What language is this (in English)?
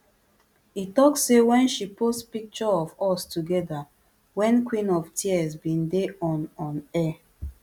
Nigerian Pidgin